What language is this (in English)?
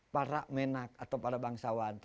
Indonesian